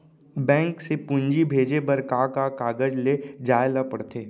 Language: Chhattisgarhi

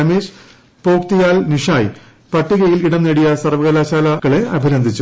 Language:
Malayalam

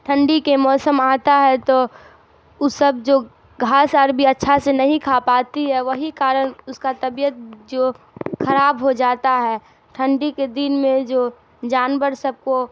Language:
Urdu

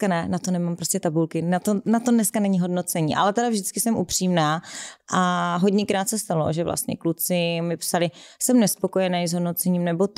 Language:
Czech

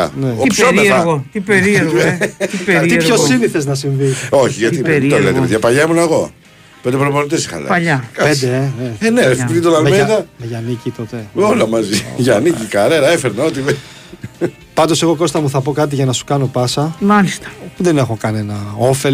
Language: Greek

